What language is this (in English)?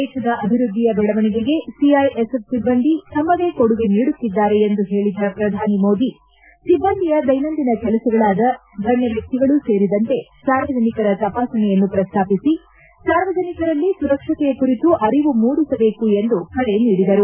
Kannada